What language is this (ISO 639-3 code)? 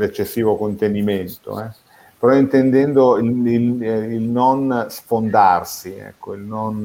ita